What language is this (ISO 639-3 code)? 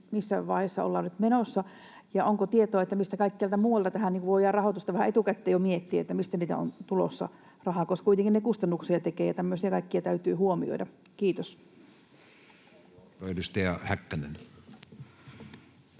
fin